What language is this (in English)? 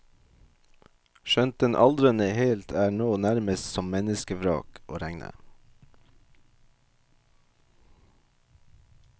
Norwegian